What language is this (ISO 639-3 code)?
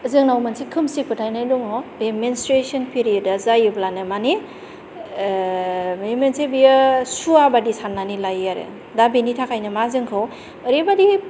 brx